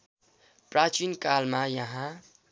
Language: Nepali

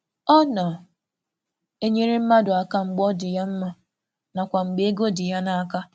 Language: Igbo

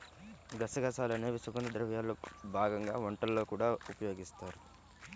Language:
Telugu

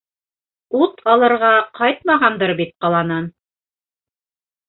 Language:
Bashkir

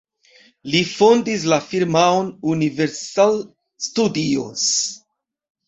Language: Esperanto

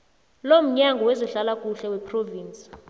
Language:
South Ndebele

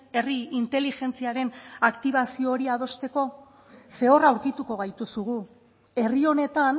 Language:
Basque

